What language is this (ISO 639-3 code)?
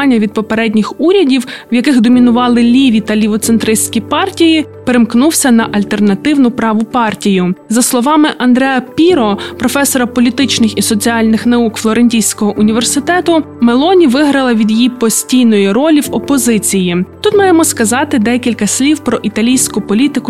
ukr